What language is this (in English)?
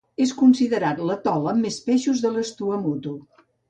Catalan